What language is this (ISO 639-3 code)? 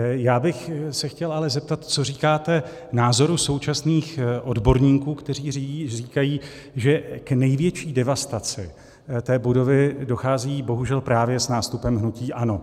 ces